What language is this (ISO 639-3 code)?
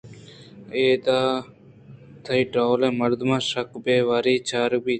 bgp